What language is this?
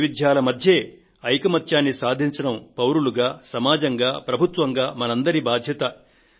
Telugu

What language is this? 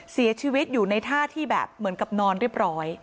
Thai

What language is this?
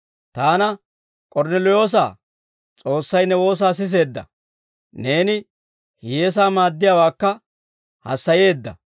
Dawro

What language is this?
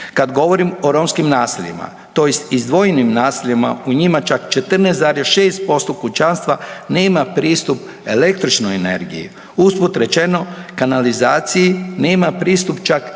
Croatian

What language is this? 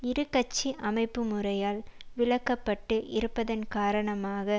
Tamil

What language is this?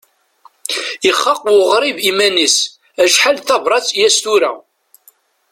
Kabyle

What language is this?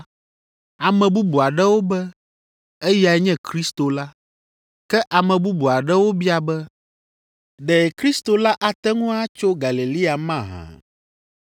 Ewe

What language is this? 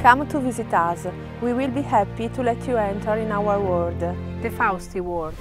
Italian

